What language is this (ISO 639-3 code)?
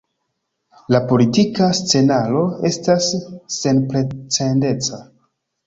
epo